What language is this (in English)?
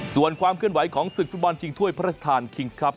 Thai